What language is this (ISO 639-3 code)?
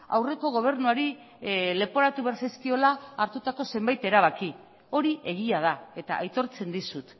eus